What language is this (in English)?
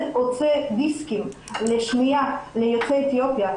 Hebrew